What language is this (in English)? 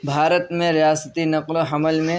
Urdu